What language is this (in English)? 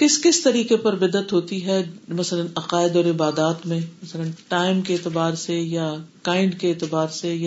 Urdu